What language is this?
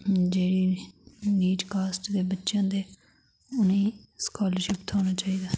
Dogri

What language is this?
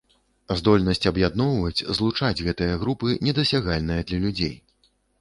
Belarusian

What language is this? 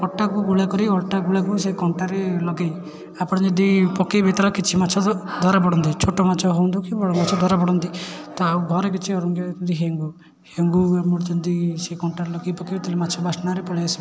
Odia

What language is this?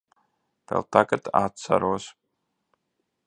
Latvian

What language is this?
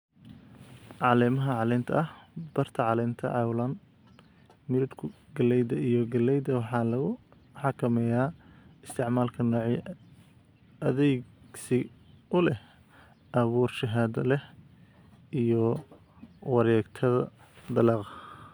Somali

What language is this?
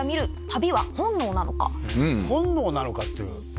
Japanese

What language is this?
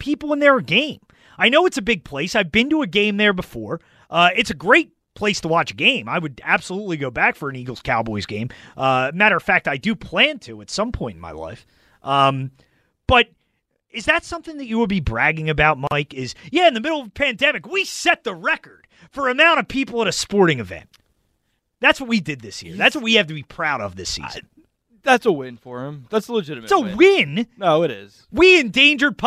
English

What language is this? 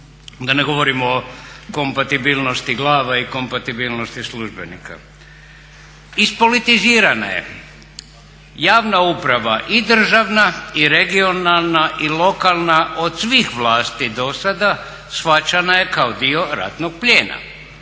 Croatian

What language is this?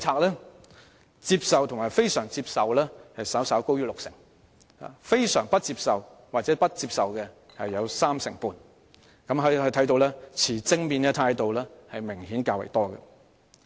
Cantonese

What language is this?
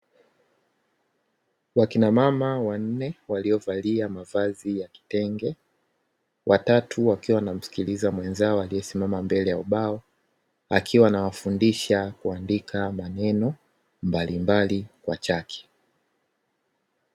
Swahili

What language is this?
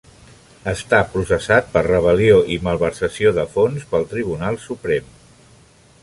Catalan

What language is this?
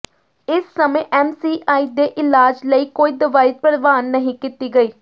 Punjabi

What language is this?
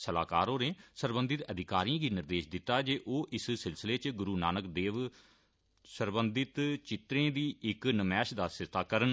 Dogri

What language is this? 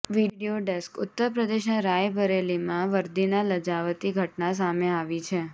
Gujarati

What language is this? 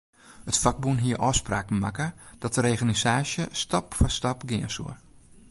Western Frisian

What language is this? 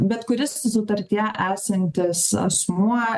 Lithuanian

